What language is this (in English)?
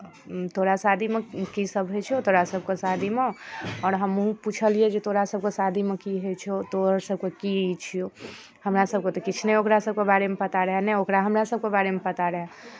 Maithili